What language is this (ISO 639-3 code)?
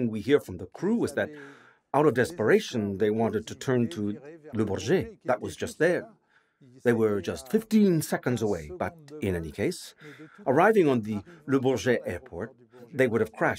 eng